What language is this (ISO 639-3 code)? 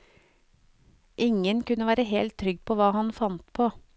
nor